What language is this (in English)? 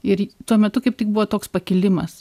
Lithuanian